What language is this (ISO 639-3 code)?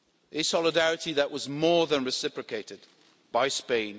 eng